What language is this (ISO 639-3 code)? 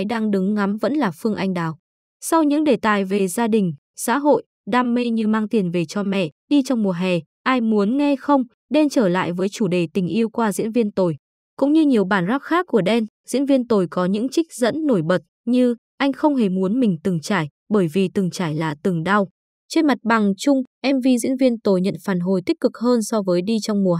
vie